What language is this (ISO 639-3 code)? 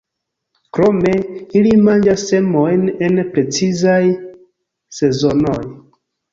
epo